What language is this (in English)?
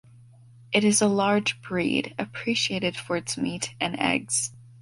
English